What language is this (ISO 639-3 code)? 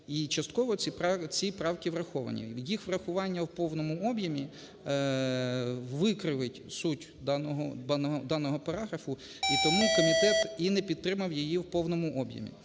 ukr